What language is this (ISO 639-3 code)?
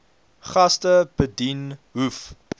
afr